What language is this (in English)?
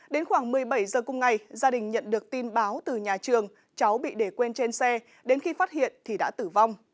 Vietnamese